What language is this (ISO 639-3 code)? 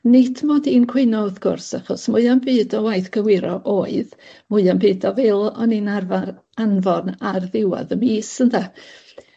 cym